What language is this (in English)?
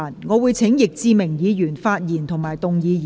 Cantonese